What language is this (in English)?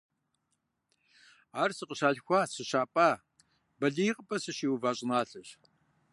Kabardian